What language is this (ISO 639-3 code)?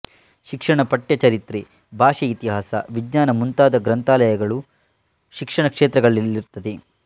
kan